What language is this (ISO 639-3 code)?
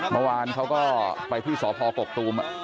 tha